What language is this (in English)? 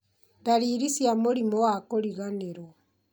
Kikuyu